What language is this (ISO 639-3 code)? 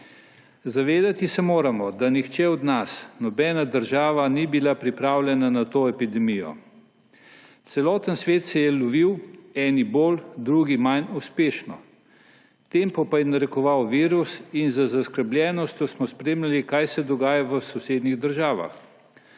slv